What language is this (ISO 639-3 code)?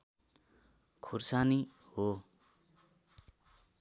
nep